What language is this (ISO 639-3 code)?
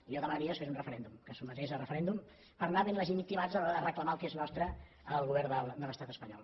cat